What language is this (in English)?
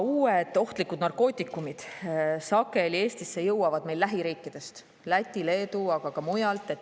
Estonian